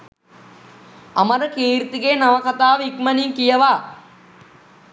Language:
Sinhala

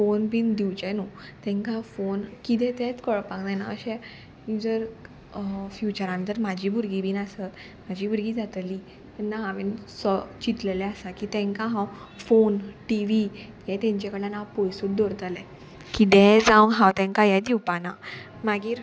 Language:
Konkani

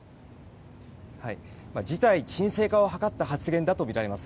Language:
Japanese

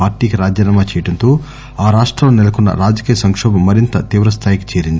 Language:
Telugu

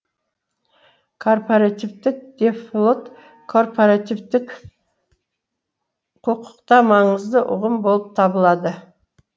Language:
Kazakh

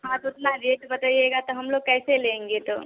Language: Hindi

